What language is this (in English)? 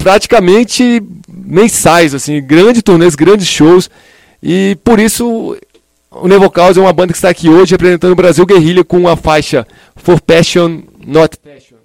Portuguese